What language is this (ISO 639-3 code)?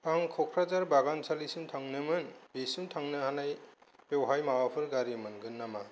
brx